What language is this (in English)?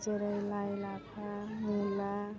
Bodo